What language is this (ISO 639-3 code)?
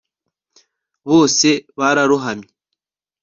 kin